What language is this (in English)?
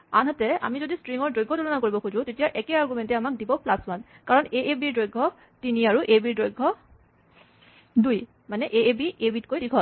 Assamese